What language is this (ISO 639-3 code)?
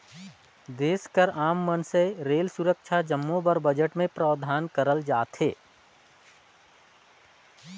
hne